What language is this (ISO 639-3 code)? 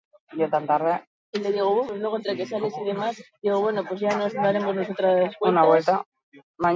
eus